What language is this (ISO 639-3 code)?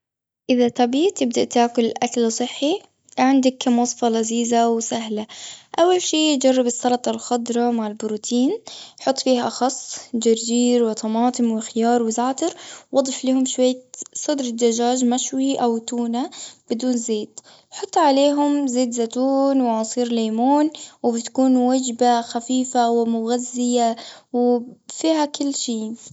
afb